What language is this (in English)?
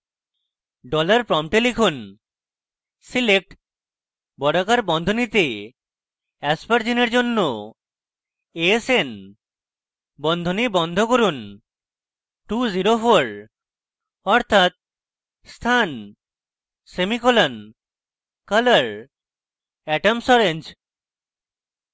Bangla